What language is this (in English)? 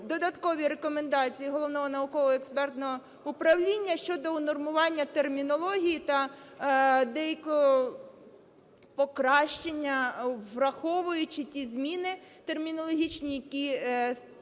Ukrainian